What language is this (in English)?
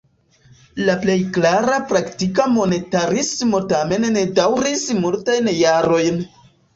Esperanto